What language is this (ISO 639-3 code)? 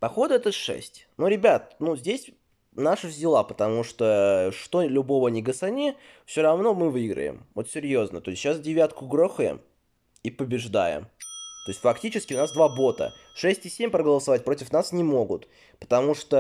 rus